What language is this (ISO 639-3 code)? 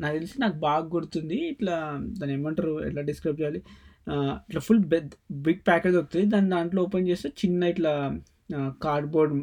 tel